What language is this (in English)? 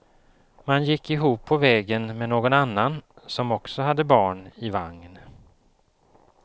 Swedish